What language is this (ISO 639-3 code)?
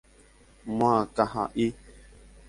grn